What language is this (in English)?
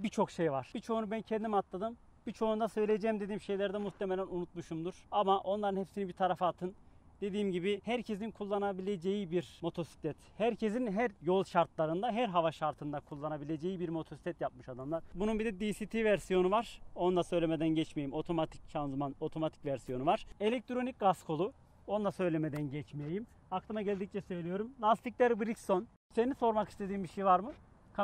Turkish